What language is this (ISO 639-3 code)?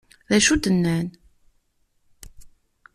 kab